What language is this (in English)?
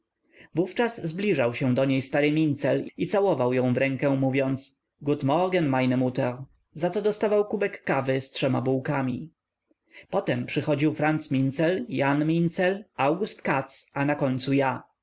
Polish